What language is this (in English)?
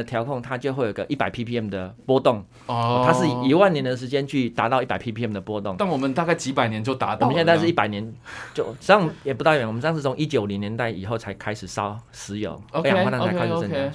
Chinese